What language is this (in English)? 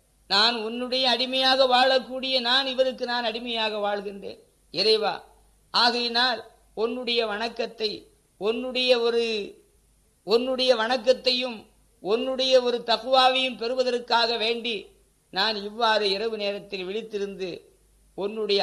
Tamil